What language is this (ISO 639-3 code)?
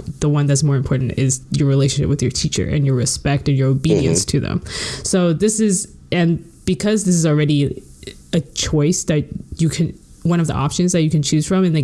eng